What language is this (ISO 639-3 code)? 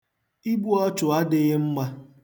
ibo